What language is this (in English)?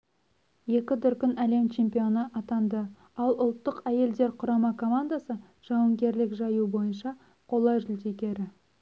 Kazakh